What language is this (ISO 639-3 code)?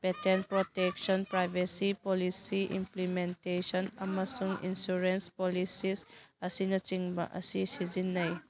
mni